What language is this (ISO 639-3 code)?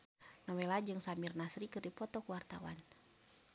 sun